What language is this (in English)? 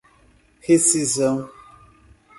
Portuguese